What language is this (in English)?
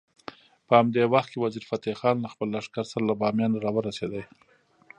Pashto